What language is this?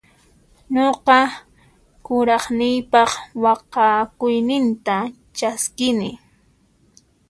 Puno Quechua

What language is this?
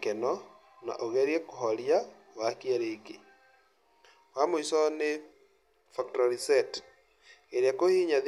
Kikuyu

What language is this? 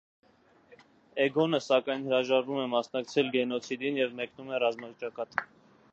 Armenian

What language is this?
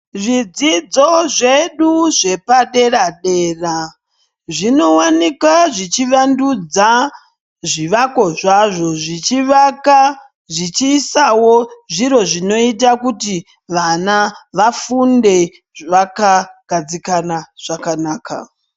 Ndau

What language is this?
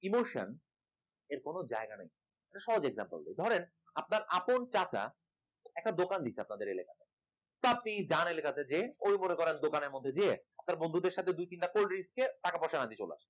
Bangla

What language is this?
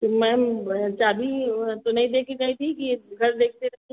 Hindi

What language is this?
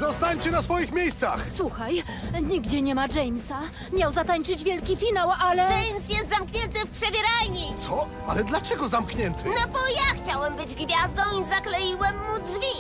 Polish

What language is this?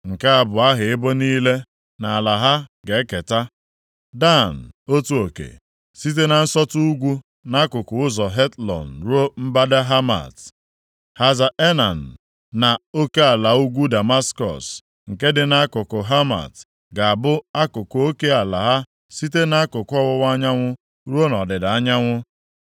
Igbo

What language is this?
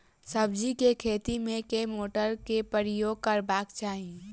Maithili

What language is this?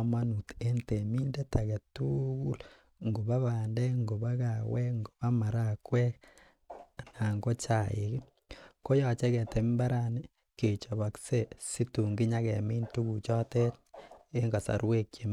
Kalenjin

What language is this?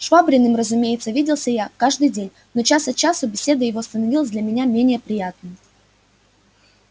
Russian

